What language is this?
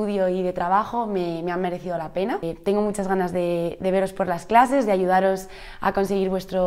Spanish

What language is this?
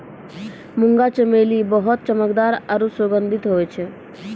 Maithili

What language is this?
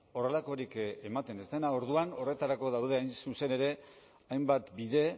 Basque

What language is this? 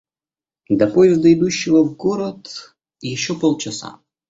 Russian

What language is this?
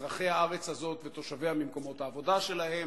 Hebrew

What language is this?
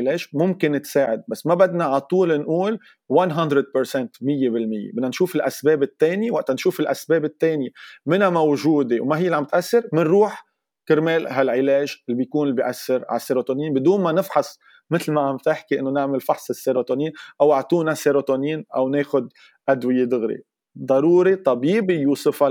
Arabic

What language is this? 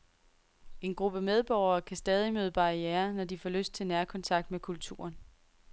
Danish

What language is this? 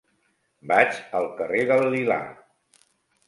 Catalan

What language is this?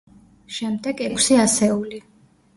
Georgian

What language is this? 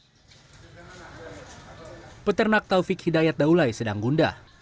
Indonesian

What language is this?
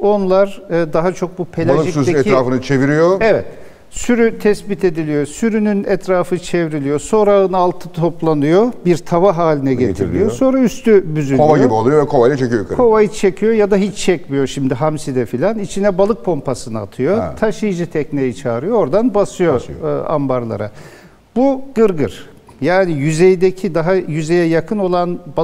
Turkish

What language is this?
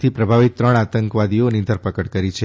Gujarati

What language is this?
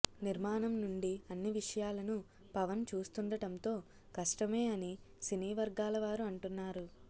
Telugu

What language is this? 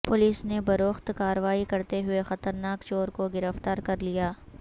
Urdu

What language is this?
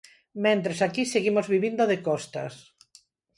Galician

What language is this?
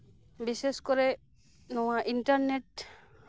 Santali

